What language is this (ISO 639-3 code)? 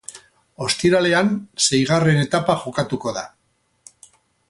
eus